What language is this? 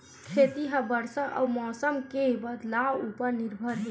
Chhattisgarhi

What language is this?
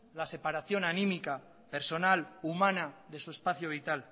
Spanish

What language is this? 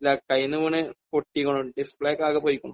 Malayalam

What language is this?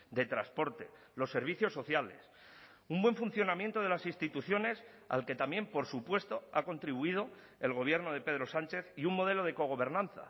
Spanish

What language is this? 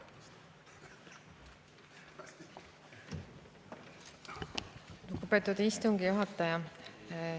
Estonian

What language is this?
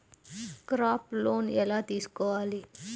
Telugu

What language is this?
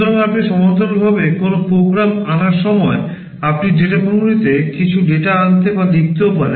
Bangla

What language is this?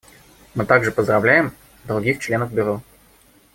Russian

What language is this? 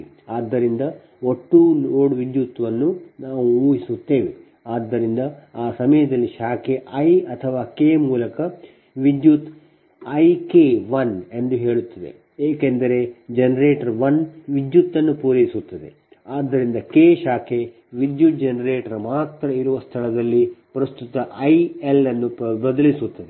Kannada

